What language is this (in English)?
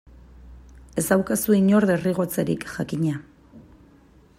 Basque